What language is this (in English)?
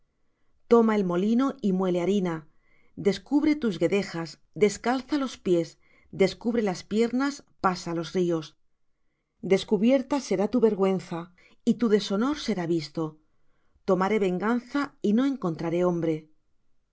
Spanish